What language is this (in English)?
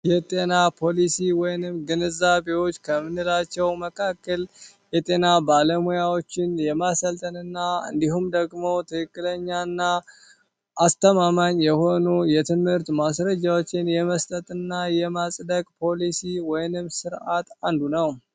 Amharic